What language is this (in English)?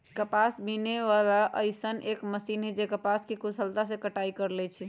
Magahi